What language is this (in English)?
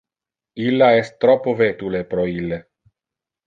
Interlingua